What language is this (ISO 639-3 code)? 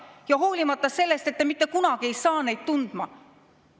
est